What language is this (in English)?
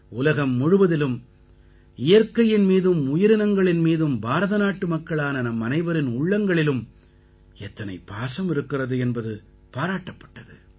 Tamil